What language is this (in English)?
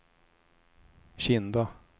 Swedish